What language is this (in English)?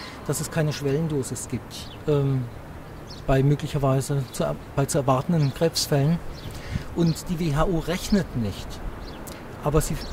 German